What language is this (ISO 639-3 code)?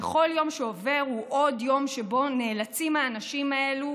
heb